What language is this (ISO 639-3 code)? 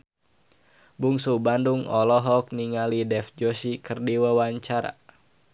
sun